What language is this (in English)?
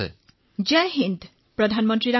Assamese